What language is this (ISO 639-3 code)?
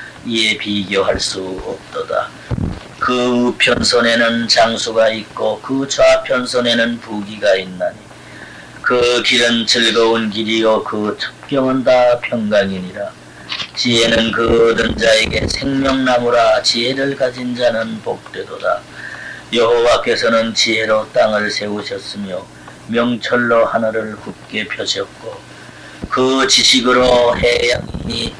kor